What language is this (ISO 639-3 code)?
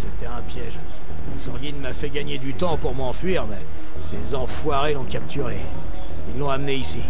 fra